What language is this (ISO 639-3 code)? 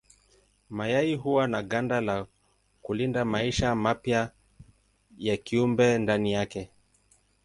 swa